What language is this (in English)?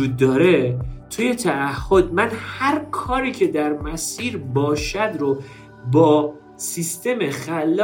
Persian